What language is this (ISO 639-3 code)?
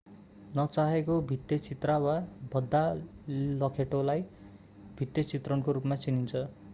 nep